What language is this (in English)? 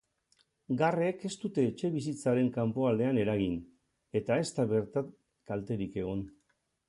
Basque